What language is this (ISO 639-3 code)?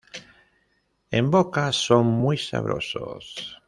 spa